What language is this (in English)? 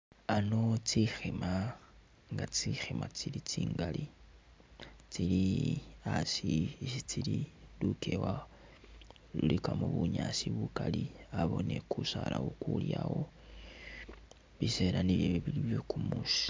Masaaba